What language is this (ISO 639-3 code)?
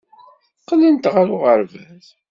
kab